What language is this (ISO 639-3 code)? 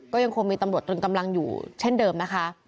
tha